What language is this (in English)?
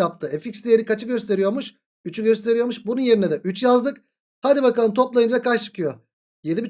Turkish